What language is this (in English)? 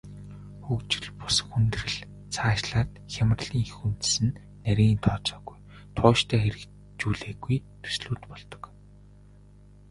Mongolian